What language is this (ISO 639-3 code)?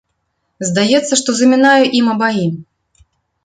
bel